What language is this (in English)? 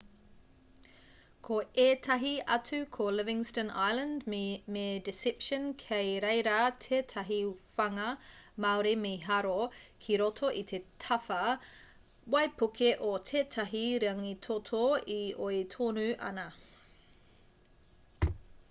Māori